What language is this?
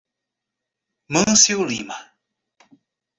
Portuguese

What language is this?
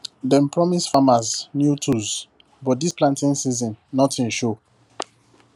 Nigerian Pidgin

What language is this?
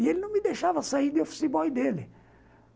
Portuguese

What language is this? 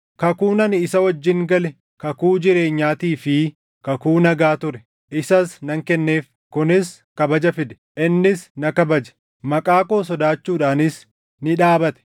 Oromo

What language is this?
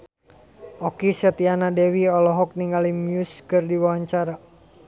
Sundanese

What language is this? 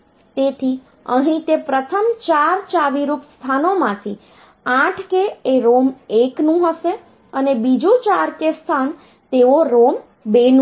Gujarati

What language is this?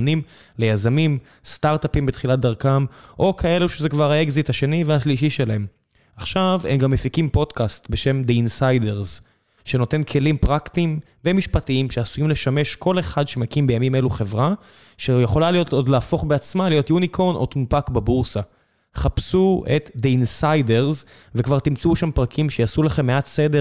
Hebrew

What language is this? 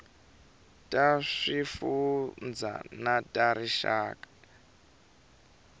Tsonga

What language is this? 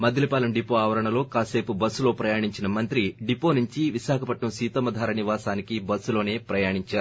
Telugu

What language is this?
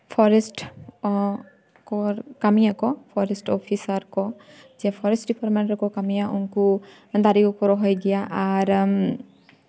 Santali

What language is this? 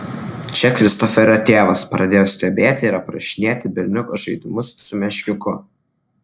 Lithuanian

